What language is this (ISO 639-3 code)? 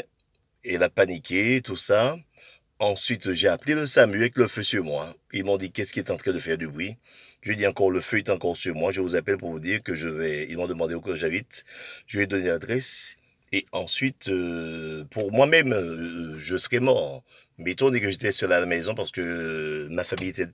fra